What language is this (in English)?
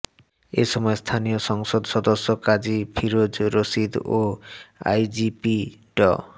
Bangla